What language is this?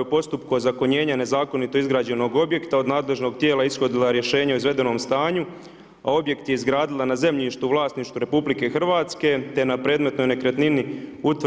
Croatian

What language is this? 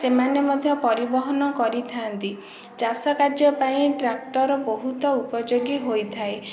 Odia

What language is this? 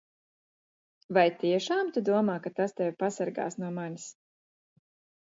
Latvian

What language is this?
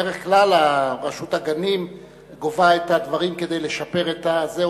Hebrew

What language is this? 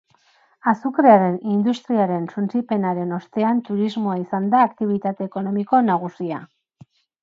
Basque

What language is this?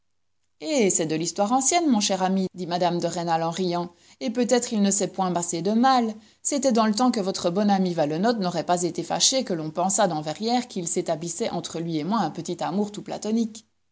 French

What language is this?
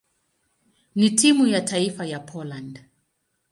Swahili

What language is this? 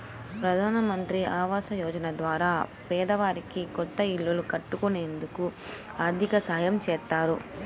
Telugu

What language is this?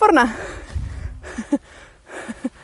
Welsh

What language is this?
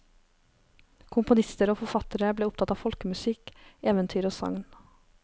Norwegian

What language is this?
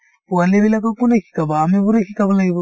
Assamese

